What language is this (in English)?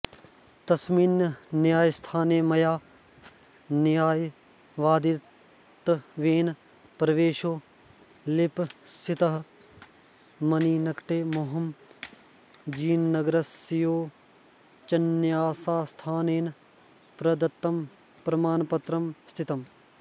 Sanskrit